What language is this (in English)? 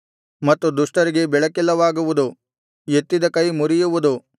Kannada